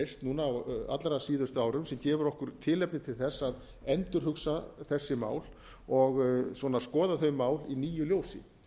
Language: Icelandic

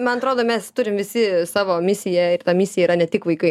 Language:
Lithuanian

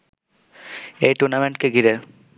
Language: Bangla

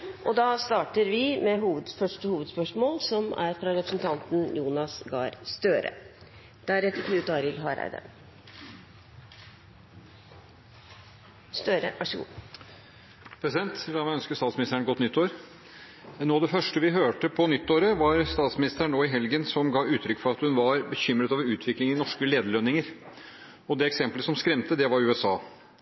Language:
Norwegian Bokmål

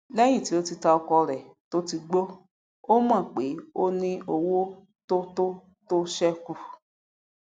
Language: Yoruba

